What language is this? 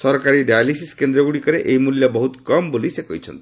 Odia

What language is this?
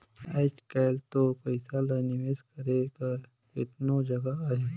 Chhattisgarhi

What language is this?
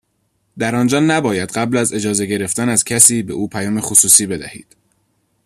Persian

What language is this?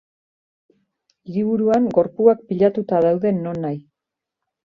Basque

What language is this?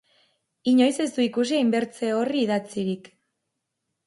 Basque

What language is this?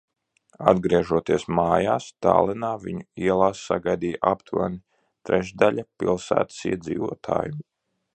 Latvian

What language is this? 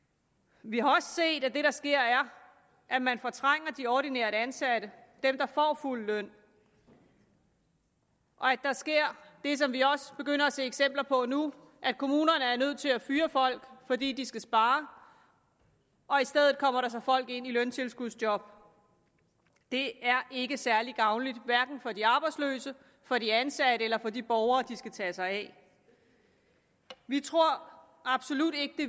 Danish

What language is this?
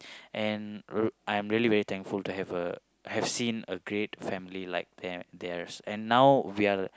English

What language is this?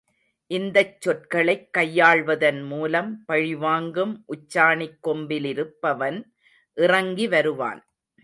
Tamil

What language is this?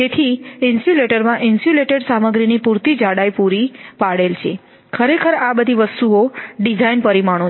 Gujarati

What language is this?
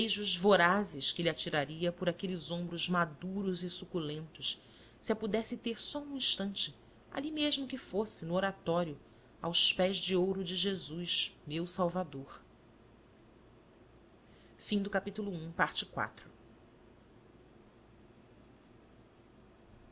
Portuguese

